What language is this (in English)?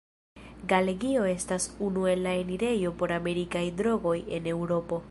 Esperanto